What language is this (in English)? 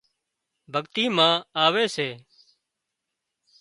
Wadiyara Koli